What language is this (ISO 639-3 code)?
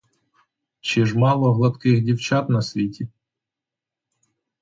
ukr